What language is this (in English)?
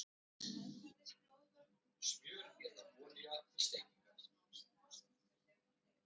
Icelandic